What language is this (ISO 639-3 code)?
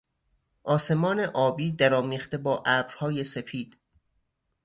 fas